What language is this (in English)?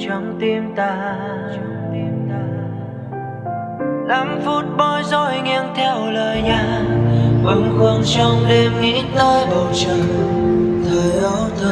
Vietnamese